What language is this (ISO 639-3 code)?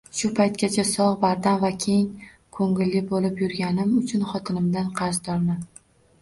uzb